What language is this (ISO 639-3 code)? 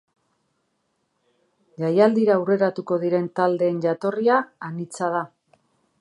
eus